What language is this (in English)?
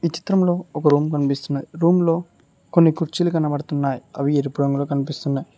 Telugu